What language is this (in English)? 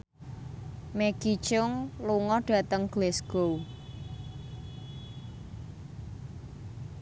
Javanese